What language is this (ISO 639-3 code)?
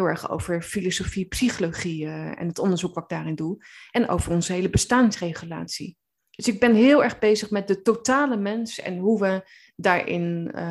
nld